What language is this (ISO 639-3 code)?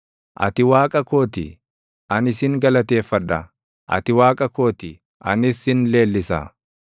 orm